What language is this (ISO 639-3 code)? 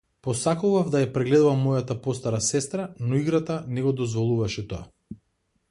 mkd